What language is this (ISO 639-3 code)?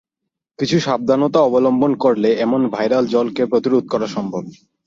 ben